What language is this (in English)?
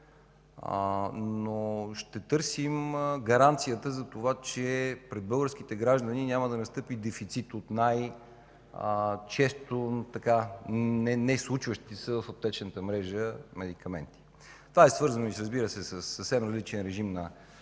Bulgarian